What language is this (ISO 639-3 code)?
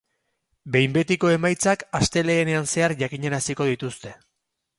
eus